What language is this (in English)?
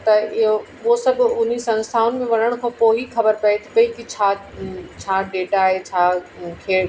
Sindhi